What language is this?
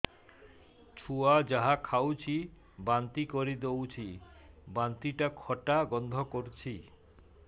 Odia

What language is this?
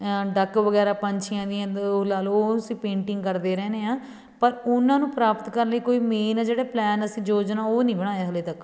Punjabi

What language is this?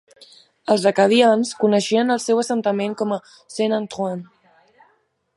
Catalan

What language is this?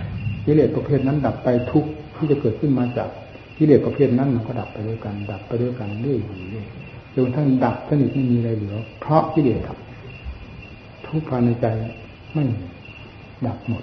Thai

